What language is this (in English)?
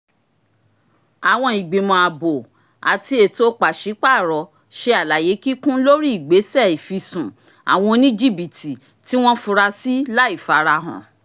Yoruba